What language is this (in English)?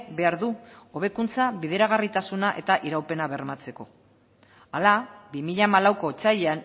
Basque